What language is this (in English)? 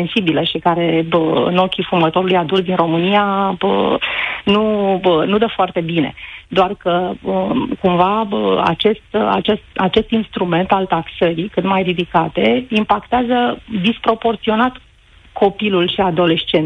Romanian